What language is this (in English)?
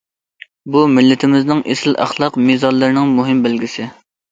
Uyghur